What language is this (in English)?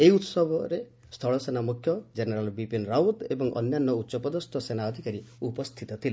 Odia